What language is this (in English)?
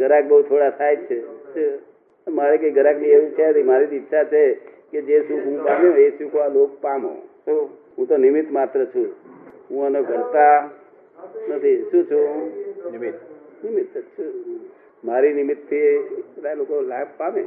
Gujarati